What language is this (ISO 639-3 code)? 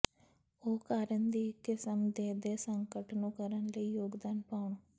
pan